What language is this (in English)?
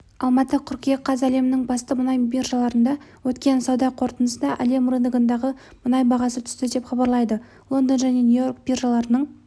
Kazakh